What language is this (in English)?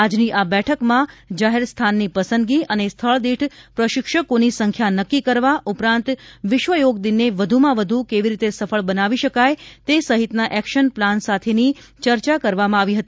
Gujarati